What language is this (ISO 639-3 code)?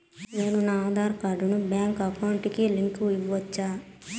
tel